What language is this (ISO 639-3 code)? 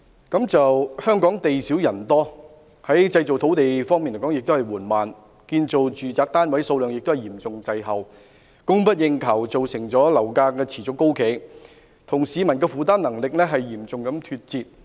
yue